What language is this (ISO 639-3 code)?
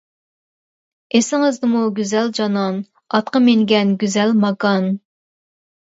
uig